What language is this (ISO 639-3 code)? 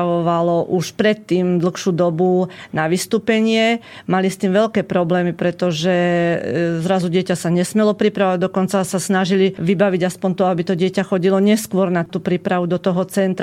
slk